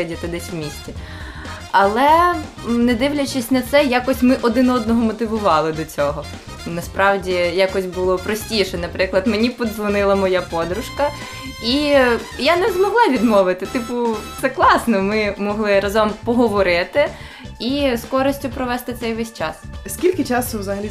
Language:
Ukrainian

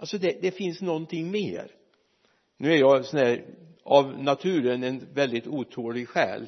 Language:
Swedish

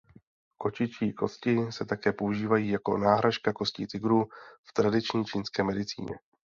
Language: Czech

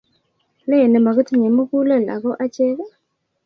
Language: Kalenjin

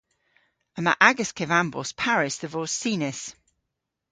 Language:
Cornish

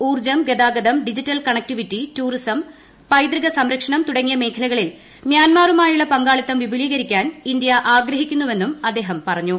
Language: Malayalam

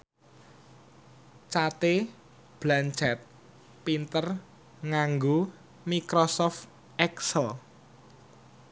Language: Javanese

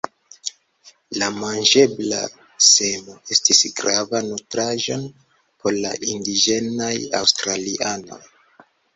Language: Esperanto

